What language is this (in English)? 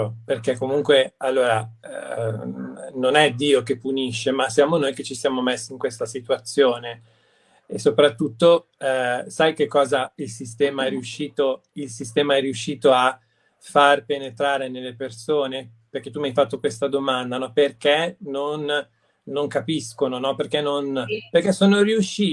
Italian